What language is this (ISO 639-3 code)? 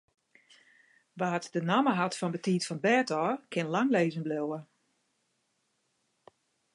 fry